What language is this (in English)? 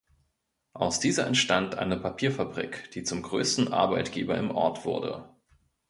German